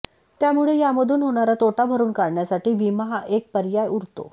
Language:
Marathi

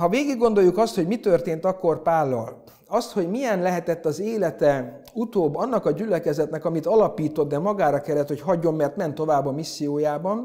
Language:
Hungarian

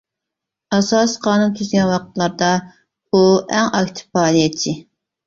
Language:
Uyghur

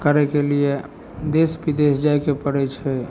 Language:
Maithili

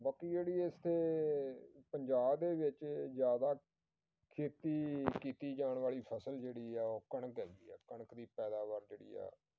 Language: Punjabi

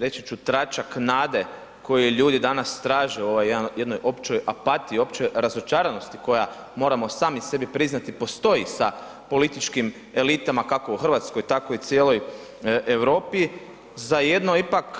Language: Croatian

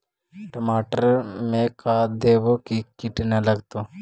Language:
Magahi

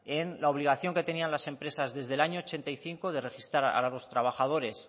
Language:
Spanish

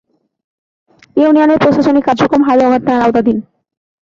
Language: Bangla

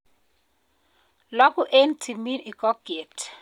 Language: Kalenjin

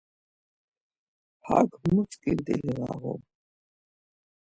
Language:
Laz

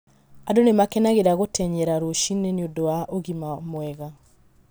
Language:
Kikuyu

